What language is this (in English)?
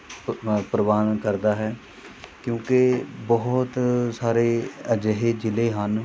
Punjabi